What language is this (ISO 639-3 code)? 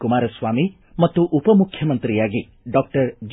kan